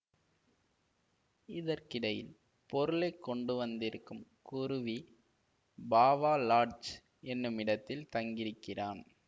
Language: Tamil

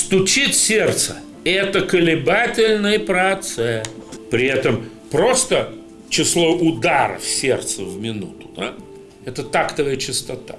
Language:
Russian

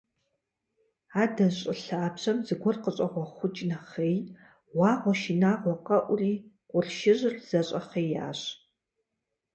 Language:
Kabardian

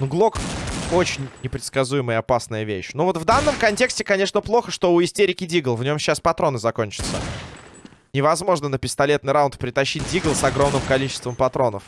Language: Russian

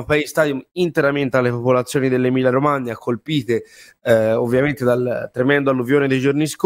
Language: Italian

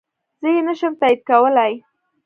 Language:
Pashto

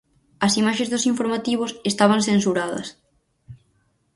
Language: Galician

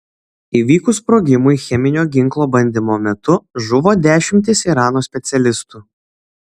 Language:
Lithuanian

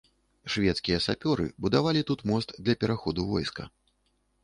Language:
Belarusian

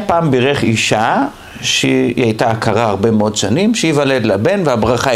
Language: Hebrew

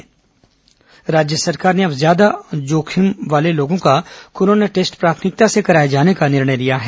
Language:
Hindi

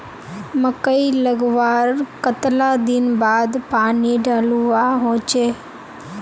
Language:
Magahi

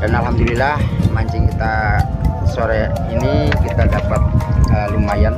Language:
Indonesian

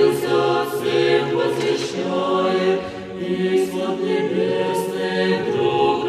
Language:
Romanian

